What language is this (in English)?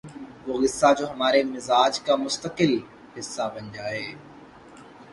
Urdu